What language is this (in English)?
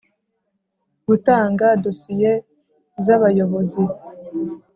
Kinyarwanda